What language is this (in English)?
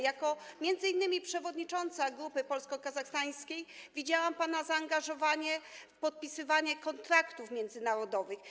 Polish